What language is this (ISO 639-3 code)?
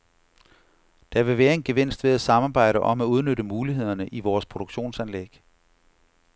dan